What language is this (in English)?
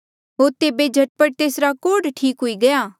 Mandeali